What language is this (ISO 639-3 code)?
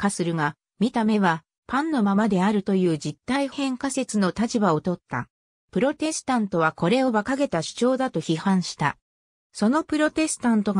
jpn